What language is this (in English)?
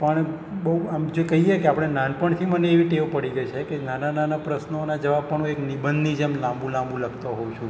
Gujarati